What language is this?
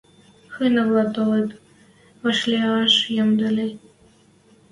Western Mari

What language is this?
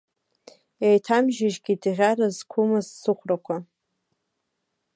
Abkhazian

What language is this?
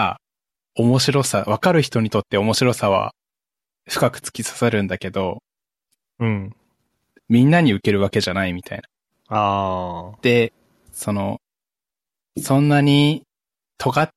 Japanese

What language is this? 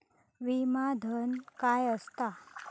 Marathi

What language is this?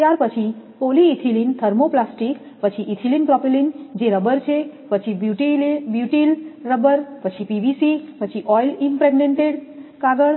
Gujarati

